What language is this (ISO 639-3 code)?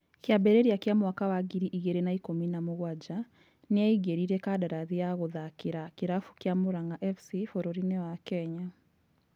kik